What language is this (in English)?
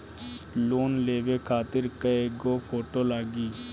Bhojpuri